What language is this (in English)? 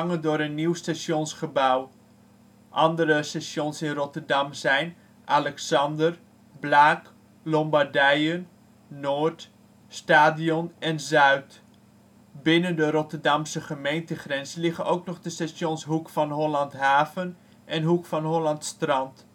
Dutch